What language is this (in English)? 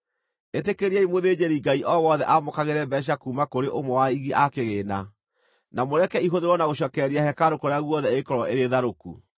Kikuyu